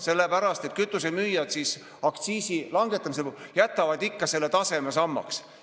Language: Estonian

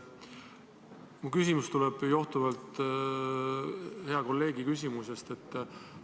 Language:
Estonian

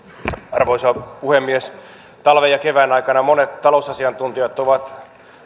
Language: Finnish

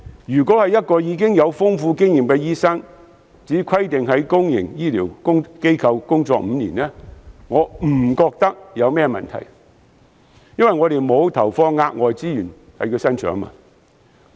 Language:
Cantonese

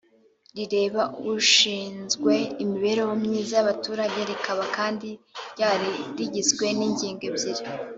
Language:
Kinyarwanda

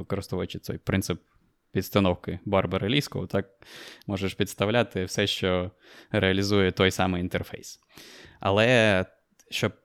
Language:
Ukrainian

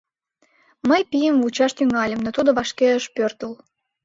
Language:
Mari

